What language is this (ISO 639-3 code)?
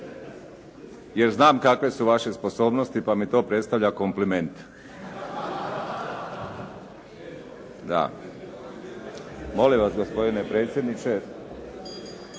hrv